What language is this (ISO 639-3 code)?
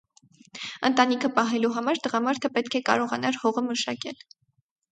hye